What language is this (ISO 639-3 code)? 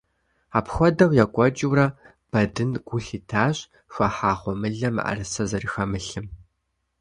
kbd